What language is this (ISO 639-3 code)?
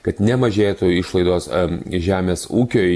lit